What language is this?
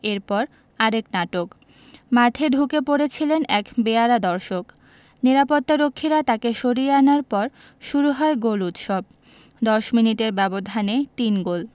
Bangla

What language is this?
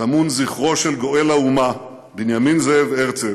Hebrew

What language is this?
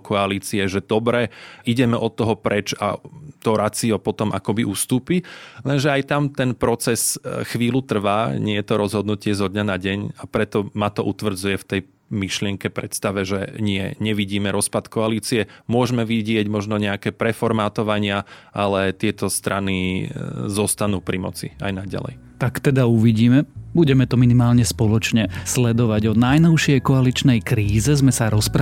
Slovak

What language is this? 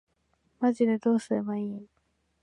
Japanese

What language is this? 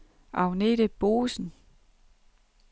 Danish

